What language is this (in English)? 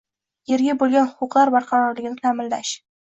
Uzbek